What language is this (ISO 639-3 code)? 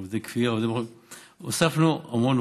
heb